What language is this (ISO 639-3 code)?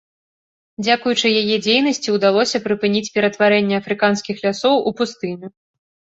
bel